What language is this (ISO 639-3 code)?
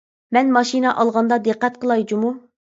uig